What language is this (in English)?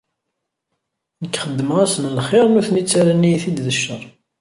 Kabyle